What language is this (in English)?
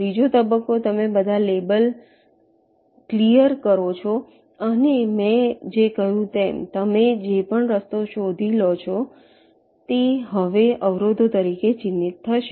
Gujarati